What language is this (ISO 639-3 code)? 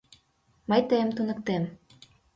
chm